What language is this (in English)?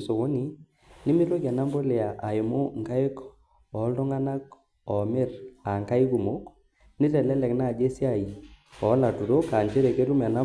Masai